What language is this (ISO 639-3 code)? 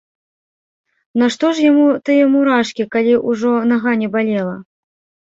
bel